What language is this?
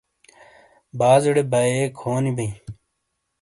Shina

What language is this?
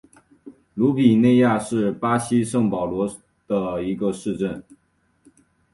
Chinese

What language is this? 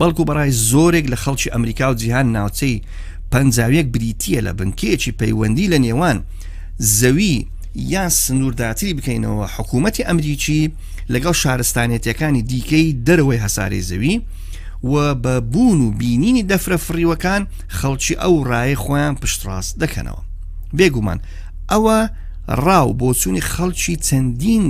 Persian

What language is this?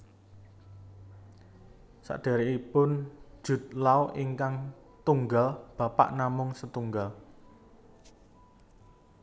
Javanese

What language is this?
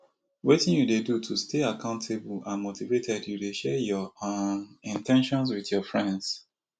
Nigerian Pidgin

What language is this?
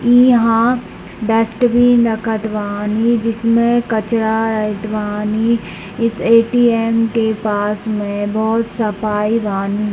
Hindi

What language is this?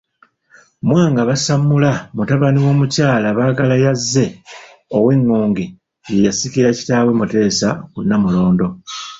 Ganda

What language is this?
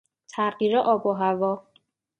Persian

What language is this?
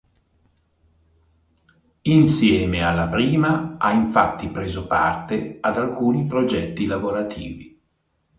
Italian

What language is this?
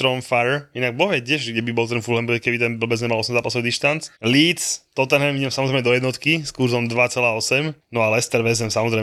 Slovak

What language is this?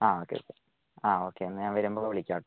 Malayalam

